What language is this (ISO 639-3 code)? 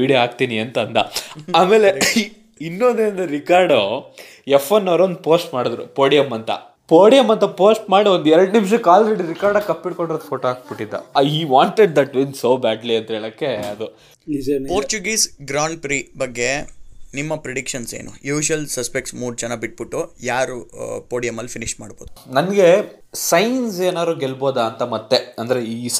kan